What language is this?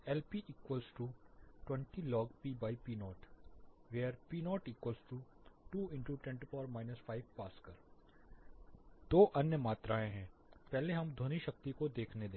Hindi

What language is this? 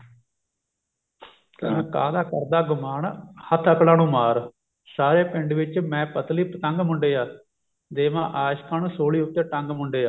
Punjabi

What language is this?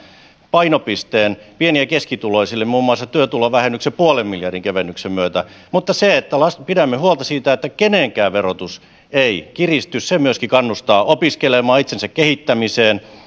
Finnish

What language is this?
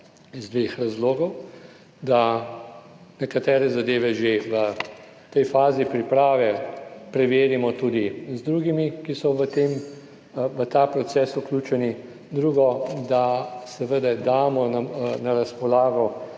Slovenian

